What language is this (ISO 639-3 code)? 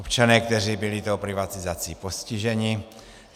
ces